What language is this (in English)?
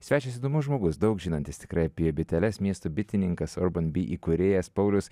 Lithuanian